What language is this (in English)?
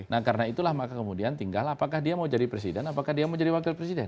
Indonesian